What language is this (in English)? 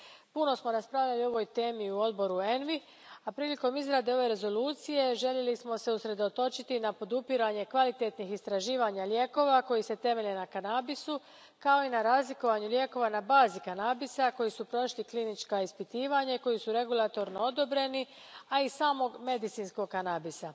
Croatian